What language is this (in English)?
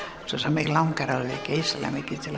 Icelandic